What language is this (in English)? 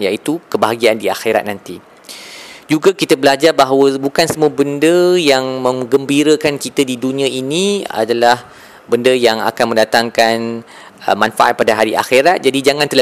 Malay